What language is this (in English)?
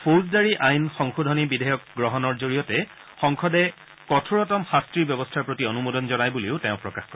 Assamese